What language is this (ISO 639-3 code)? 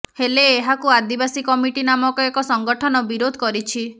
ori